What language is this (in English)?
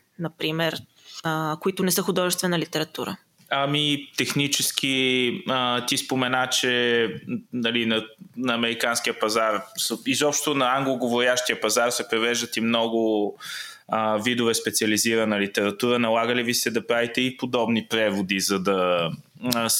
Bulgarian